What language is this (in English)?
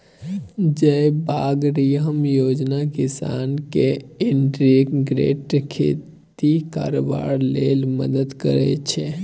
Maithili